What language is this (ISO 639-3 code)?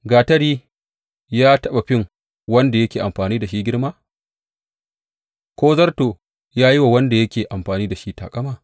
hau